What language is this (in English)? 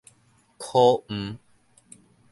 Min Nan Chinese